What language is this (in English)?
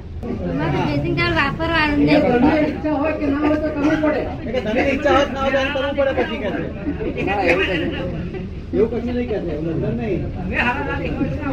Gujarati